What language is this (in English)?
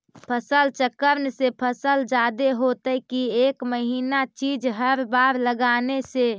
Magahi